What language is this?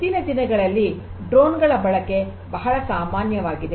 Kannada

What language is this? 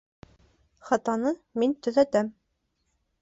Bashkir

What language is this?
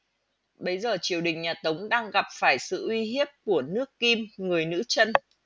Vietnamese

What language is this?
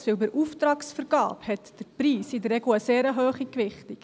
Swiss German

